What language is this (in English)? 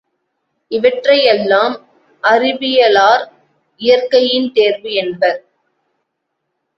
Tamil